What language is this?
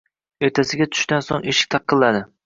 Uzbek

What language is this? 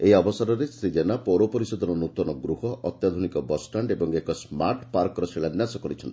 Odia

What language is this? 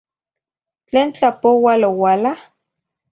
Zacatlán-Ahuacatlán-Tepetzintla Nahuatl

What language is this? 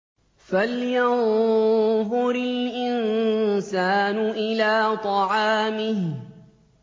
Arabic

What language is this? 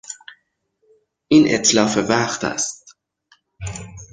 Persian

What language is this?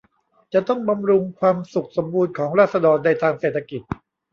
Thai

